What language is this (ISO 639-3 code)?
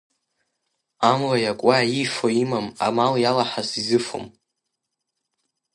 abk